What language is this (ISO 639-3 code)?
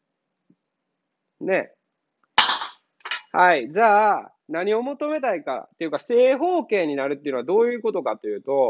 jpn